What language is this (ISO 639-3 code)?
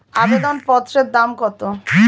ben